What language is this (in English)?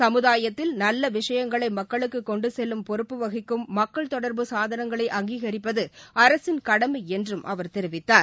Tamil